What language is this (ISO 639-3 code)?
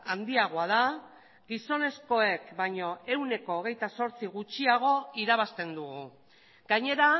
eus